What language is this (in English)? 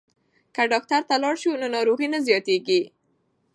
Pashto